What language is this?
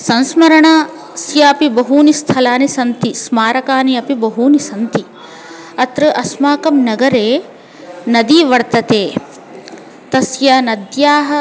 Sanskrit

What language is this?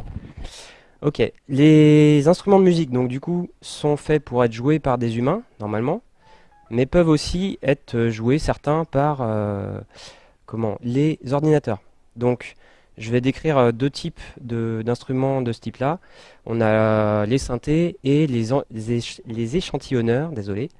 French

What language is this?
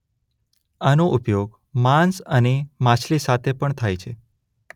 Gujarati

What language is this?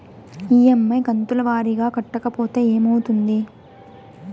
Telugu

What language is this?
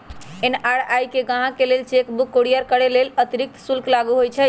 Magahi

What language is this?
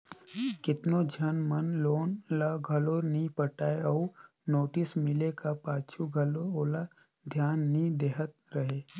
Chhattisgarhi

